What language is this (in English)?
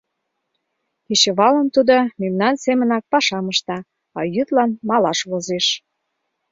Mari